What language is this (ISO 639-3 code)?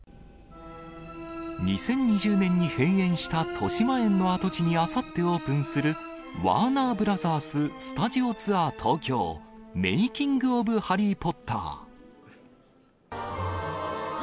jpn